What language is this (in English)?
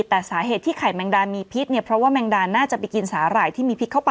Thai